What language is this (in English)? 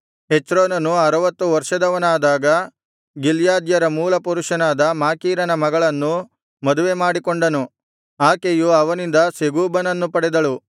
Kannada